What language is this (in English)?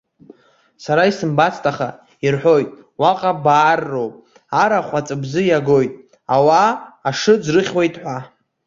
Abkhazian